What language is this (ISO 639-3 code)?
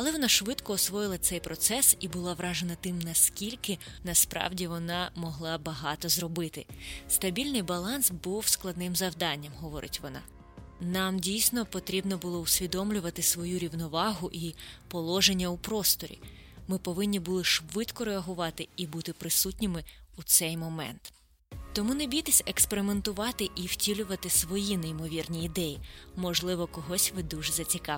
ukr